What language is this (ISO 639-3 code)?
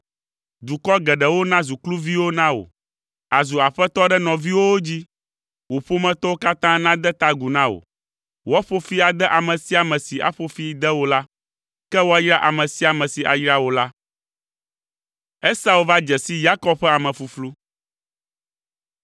ewe